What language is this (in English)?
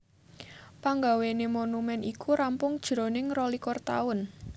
Javanese